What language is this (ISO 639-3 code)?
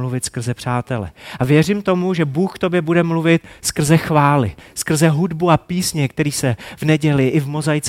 ces